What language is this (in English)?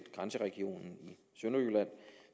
Danish